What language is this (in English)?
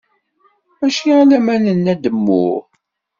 Kabyle